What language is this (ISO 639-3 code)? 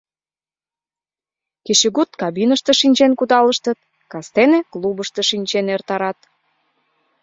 chm